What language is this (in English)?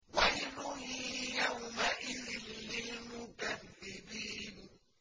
Arabic